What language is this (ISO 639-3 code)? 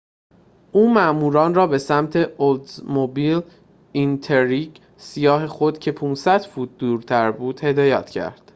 fas